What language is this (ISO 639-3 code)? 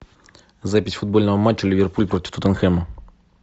rus